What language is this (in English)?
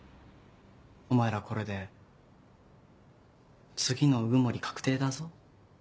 Japanese